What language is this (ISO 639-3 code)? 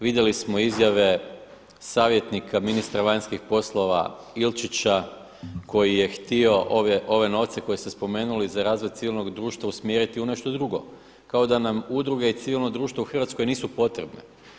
hrv